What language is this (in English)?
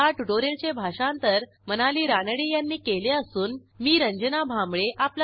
Marathi